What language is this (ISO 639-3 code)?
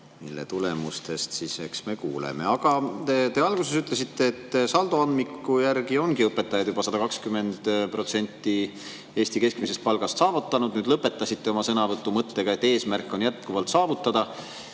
est